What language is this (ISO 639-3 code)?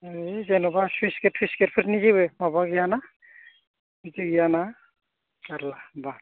brx